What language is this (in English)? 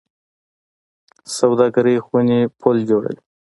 Pashto